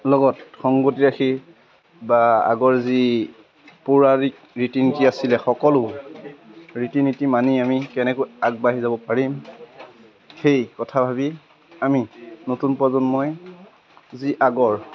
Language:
Assamese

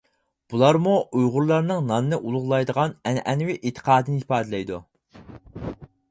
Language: Uyghur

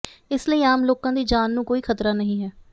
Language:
Punjabi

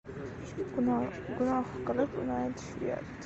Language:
Uzbek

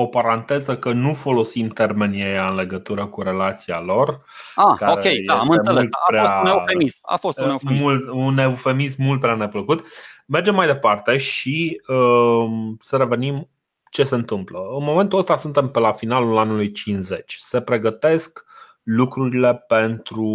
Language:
Romanian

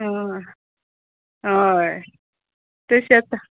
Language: Konkani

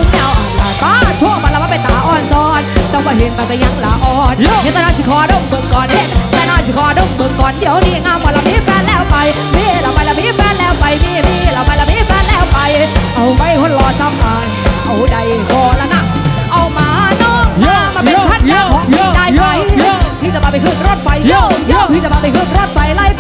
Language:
Thai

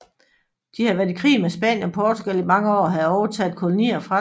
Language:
Danish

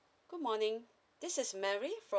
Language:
English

